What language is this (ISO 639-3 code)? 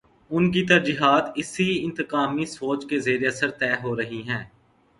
urd